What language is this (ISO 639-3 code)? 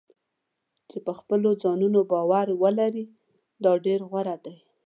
pus